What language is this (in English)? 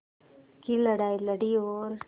Hindi